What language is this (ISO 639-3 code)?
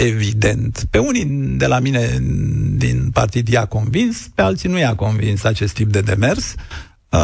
ron